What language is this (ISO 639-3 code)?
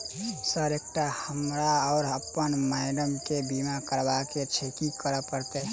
mai